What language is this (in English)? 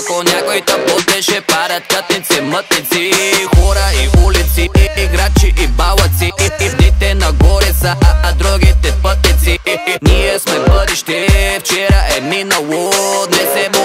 Bulgarian